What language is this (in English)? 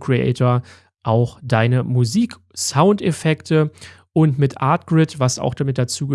German